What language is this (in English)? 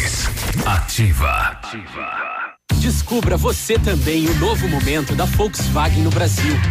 Portuguese